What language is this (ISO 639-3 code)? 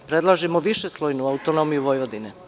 srp